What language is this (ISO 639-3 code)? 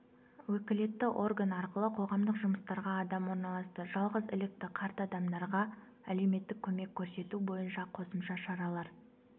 kaz